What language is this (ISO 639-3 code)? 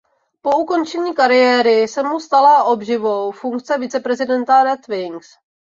ces